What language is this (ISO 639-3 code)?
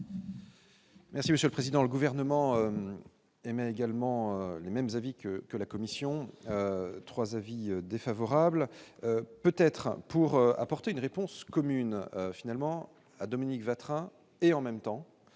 fra